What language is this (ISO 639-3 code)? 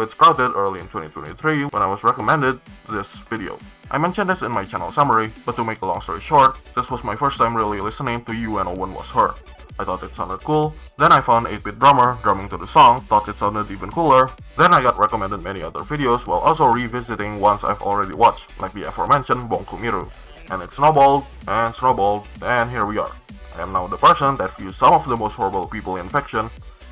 eng